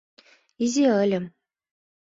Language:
Mari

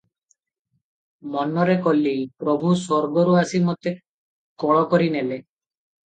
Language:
Odia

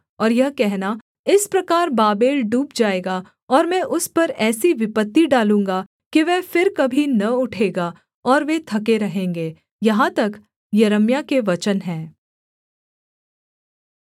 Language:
Hindi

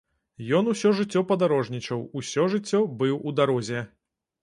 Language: Belarusian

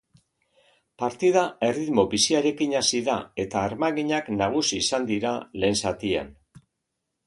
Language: Basque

